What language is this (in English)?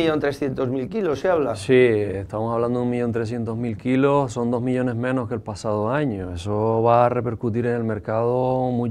Spanish